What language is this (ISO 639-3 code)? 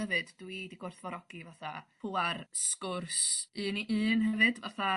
cym